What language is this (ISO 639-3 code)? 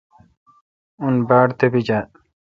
xka